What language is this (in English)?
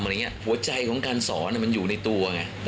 Thai